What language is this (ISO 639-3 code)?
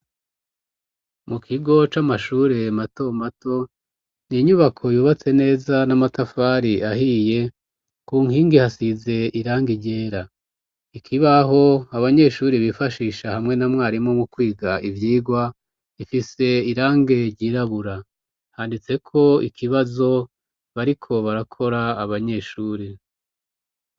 run